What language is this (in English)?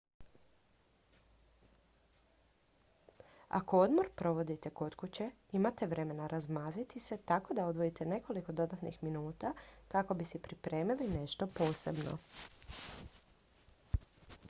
Croatian